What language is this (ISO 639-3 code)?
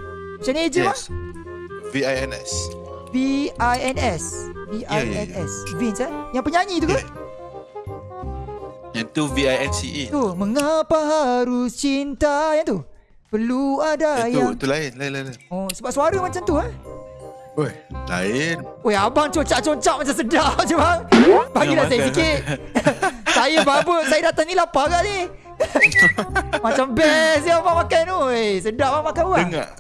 msa